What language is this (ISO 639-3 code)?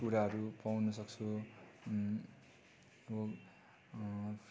nep